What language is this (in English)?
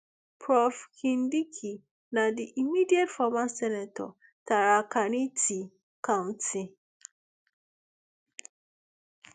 Nigerian Pidgin